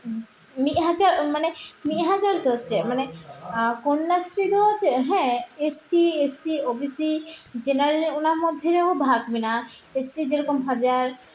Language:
Santali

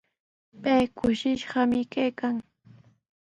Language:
Sihuas Ancash Quechua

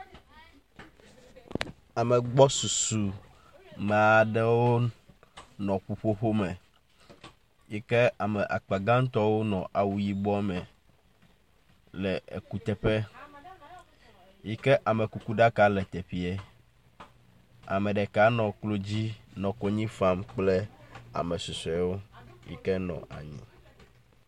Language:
Ewe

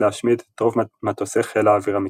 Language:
Hebrew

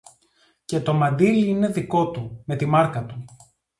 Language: Greek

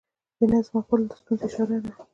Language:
Pashto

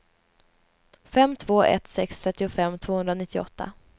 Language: Swedish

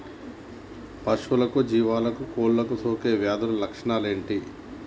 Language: Telugu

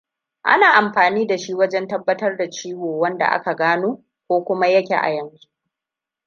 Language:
Hausa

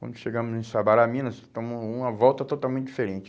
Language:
Portuguese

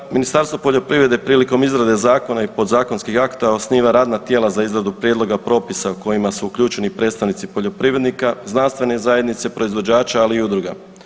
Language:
Croatian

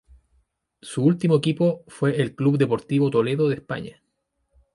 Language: Spanish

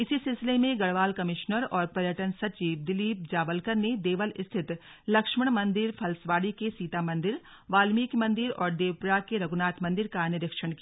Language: Hindi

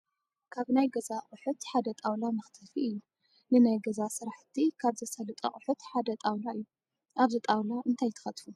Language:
Tigrinya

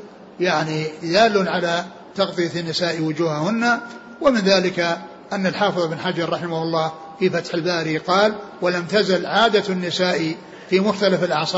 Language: Arabic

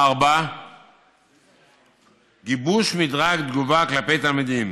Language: Hebrew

